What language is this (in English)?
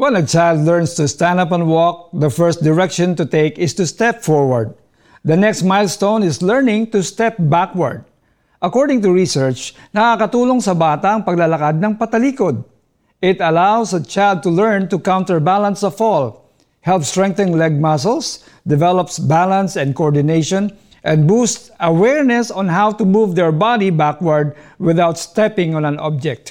Filipino